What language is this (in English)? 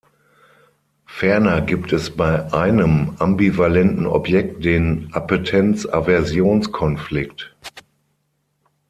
German